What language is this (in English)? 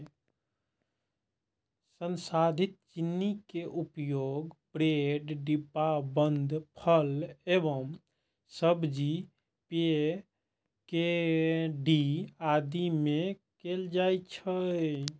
Maithili